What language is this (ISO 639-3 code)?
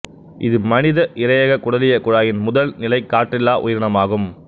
tam